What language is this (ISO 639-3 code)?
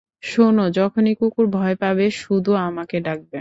ben